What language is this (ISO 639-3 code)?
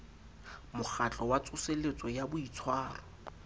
sot